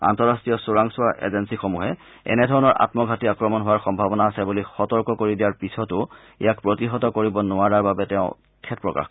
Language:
Assamese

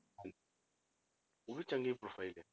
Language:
Punjabi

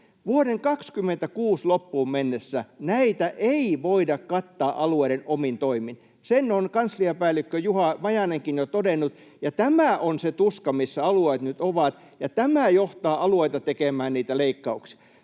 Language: Finnish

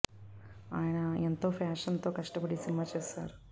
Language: Telugu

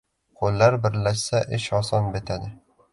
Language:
Uzbek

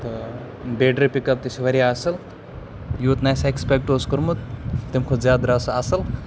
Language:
Kashmiri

